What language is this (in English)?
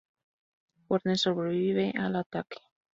Spanish